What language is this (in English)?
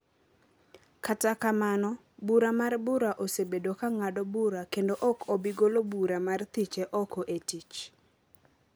Luo (Kenya and Tanzania)